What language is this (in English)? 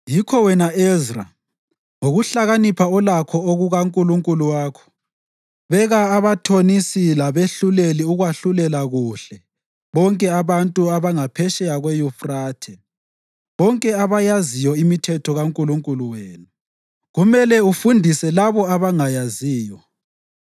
North Ndebele